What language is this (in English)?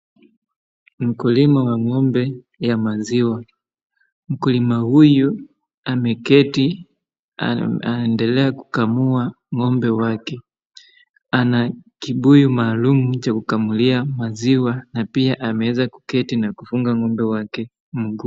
Swahili